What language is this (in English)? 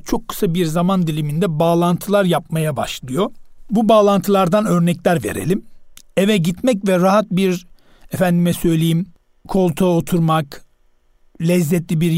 Turkish